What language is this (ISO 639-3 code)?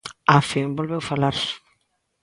glg